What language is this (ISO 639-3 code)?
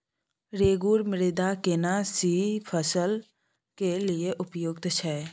mai